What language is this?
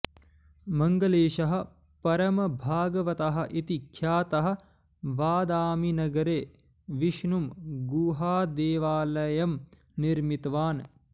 Sanskrit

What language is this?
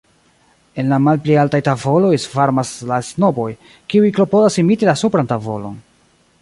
Esperanto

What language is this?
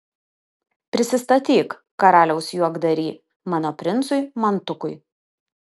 Lithuanian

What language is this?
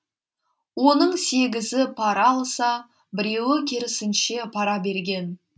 Kazakh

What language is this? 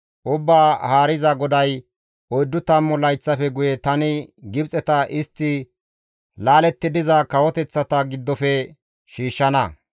Gamo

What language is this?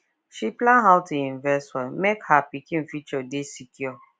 Nigerian Pidgin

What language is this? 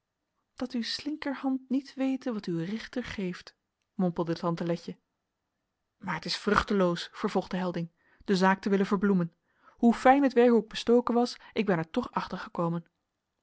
Dutch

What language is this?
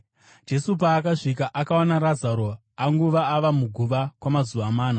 Shona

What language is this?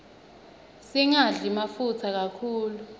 Swati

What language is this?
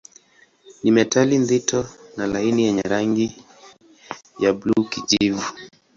Swahili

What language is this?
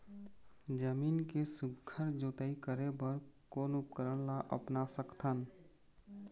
Chhattisgarhi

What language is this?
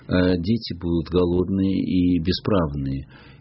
Russian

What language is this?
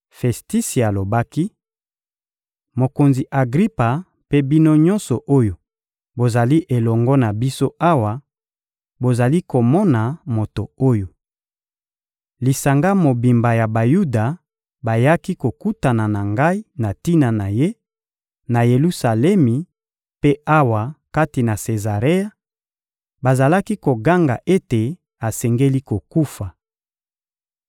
Lingala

